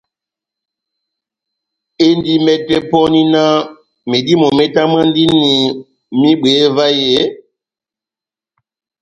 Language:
Batanga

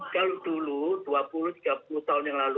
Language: Indonesian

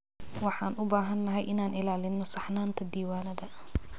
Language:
Somali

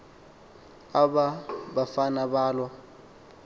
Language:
Xhosa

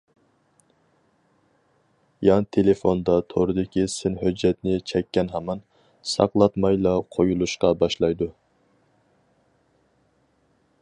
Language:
Uyghur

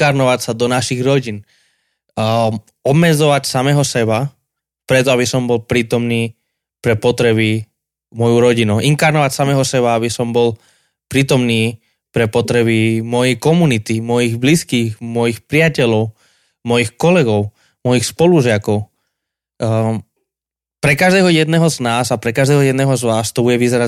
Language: Slovak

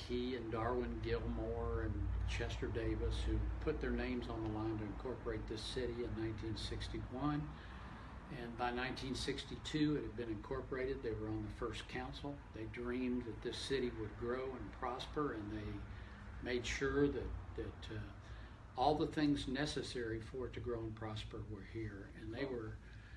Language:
English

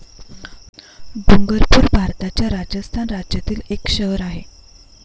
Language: Marathi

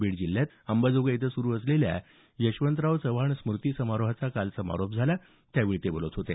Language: Marathi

